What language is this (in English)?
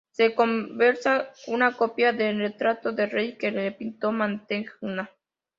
Spanish